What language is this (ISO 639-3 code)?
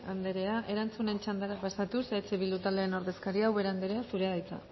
eus